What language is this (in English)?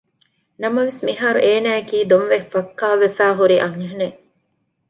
Divehi